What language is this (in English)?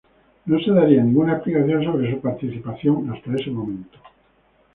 Spanish